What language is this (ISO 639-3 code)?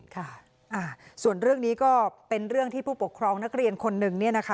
tha